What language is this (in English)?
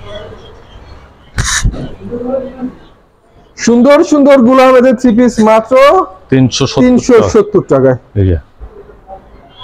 Bangla